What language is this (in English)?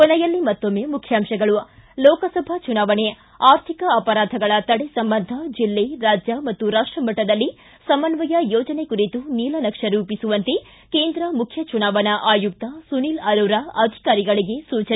Kannada